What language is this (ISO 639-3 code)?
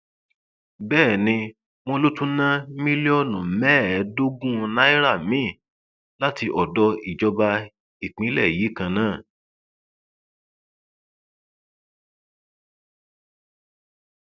yor